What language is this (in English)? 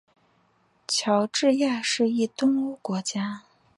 Chinese